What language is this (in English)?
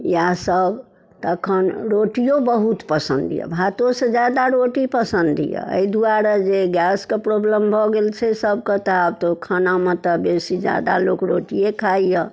Maithili